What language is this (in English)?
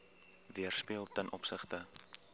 Afrikaans